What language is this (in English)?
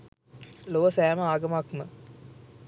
Sinhala